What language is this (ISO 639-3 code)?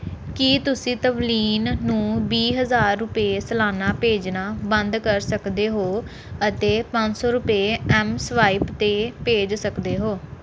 pan